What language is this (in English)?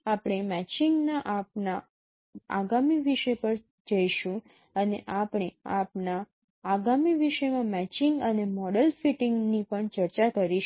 Gujarati